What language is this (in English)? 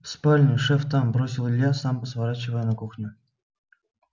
Russian